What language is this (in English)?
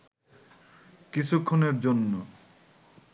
Bangla